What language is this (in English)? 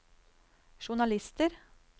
Norwegian